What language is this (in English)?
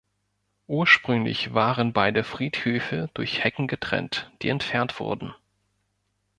German